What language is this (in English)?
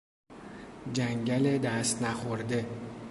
Persian